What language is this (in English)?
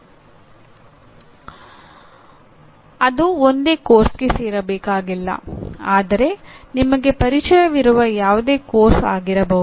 Kannada